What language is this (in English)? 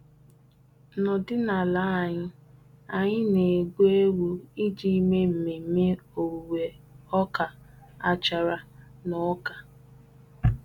Igbo